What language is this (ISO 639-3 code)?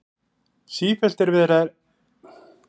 isl